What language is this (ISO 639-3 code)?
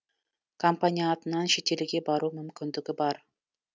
kaz